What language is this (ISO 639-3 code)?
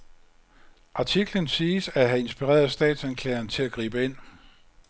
dan